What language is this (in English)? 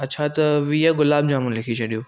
Sindhi